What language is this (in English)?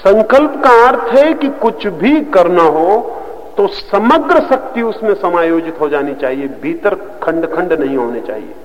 Hindi